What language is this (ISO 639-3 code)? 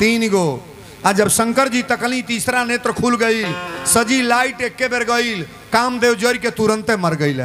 hin